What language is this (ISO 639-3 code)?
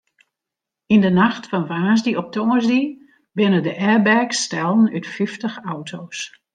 fry